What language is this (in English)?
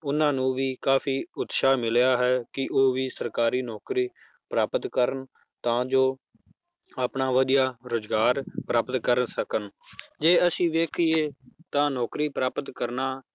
Punjabi